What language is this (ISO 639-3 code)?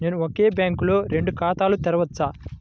tel